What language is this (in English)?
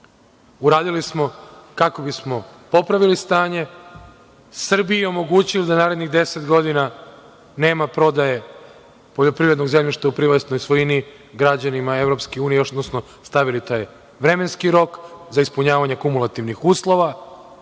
Serbian